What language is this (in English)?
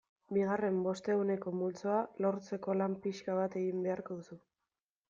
Basque